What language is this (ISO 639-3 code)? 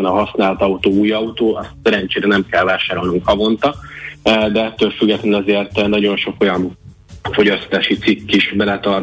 hun